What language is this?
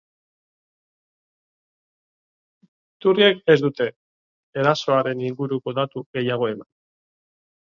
Basque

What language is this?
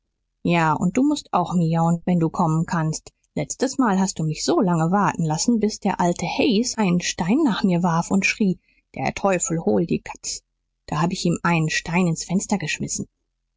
German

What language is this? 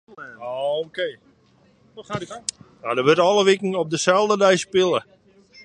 Western Frisian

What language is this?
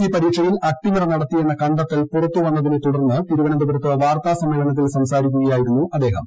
Malayalam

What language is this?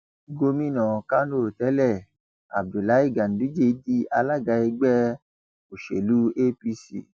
Yoruba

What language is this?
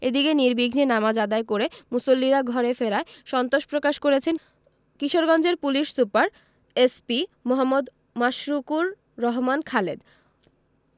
Bangla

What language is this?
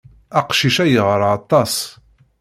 Kabyle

